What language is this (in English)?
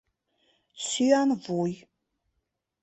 Mari